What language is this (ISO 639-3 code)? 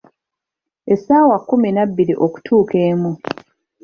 lug